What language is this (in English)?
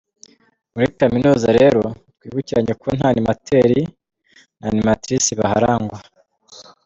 Kinyarwanda